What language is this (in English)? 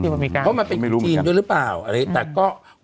Thai